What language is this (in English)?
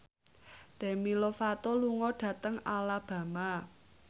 Javanese